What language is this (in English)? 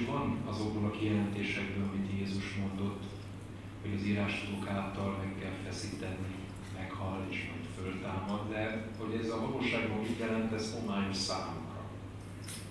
Hungarian